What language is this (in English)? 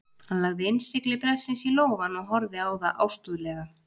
Icelandic